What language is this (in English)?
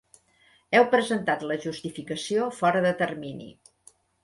Catalan